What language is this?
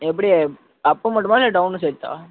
Tamil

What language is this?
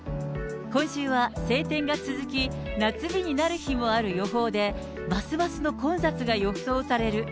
Japanese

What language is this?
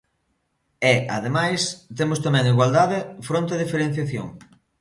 Galician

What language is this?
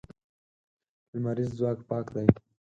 Pashto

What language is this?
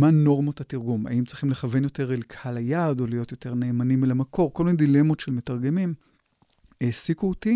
Hebrew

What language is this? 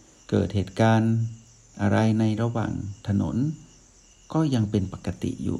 Thai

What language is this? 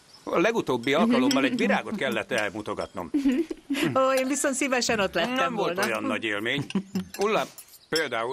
Hungarian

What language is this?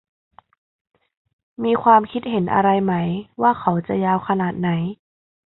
Thai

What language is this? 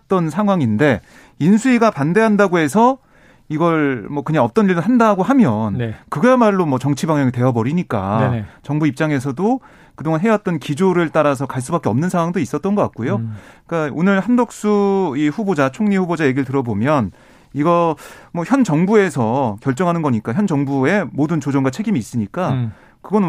Korean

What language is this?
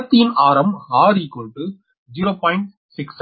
Tamil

